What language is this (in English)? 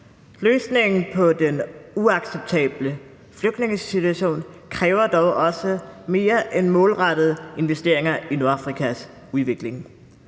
Danish